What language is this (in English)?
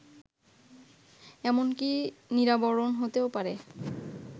Bangla